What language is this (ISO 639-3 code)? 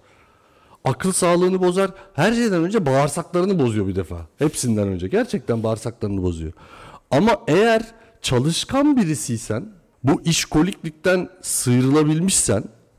tur